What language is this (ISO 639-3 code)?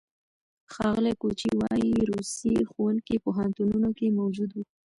pus